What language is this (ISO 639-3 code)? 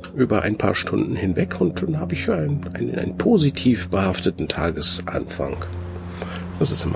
deu